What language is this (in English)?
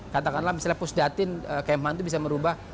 Indonesian